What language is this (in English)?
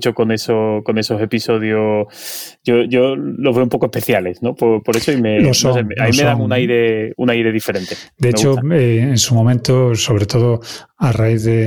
Spanish